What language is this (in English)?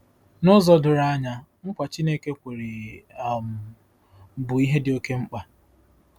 Igbo